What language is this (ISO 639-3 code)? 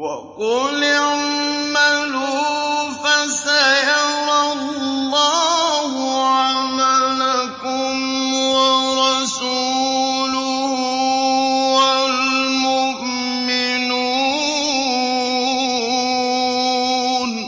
ara